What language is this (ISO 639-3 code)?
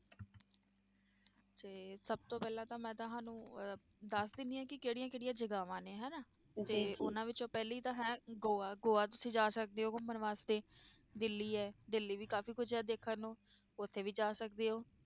pan